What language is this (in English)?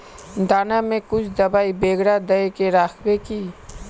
Magahi